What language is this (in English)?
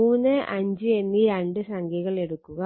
Malayalam